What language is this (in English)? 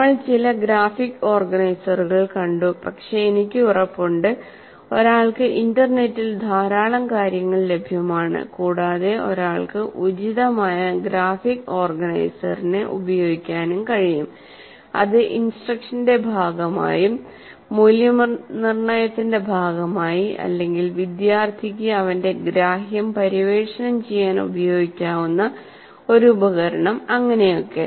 Malayalam